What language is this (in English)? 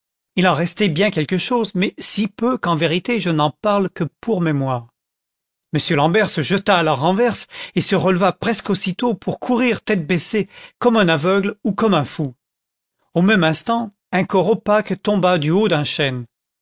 French